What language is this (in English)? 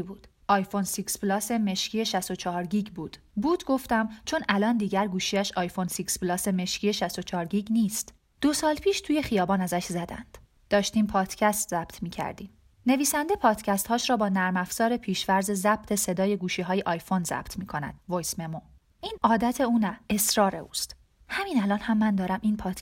Persian